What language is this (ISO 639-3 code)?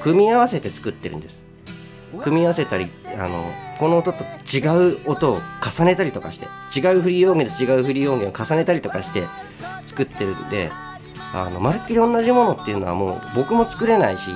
jpn